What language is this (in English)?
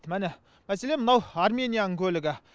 Kazakh